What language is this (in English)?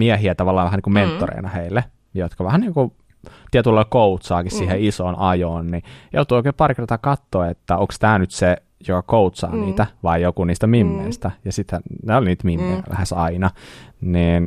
Finnish